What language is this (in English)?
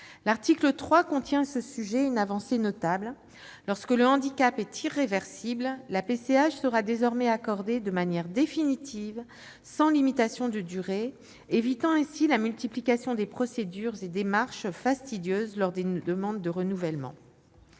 French